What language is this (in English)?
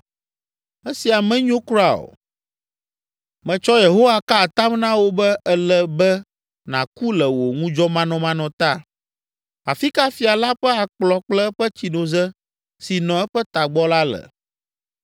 Ewe